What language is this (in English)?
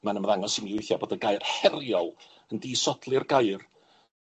Welsh